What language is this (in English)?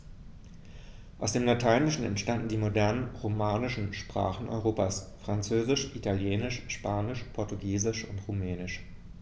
German